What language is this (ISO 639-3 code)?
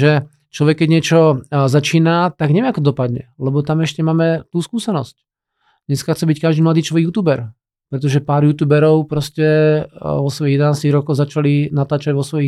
slk